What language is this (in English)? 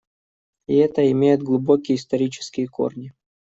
Russian